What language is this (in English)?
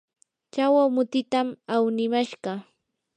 Yanahuanca Pasco Quechua